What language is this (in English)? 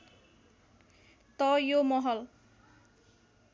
Nepali